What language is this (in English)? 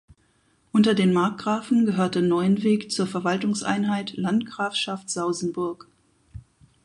German